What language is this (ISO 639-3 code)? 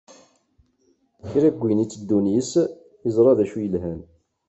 kab